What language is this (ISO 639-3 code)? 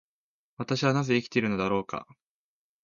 jpn